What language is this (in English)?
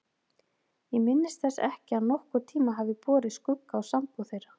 Icelandic